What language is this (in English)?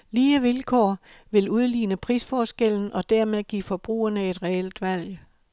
Danish